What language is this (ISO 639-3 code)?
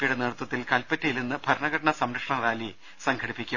mal